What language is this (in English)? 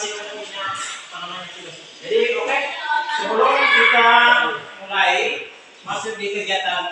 Indonesian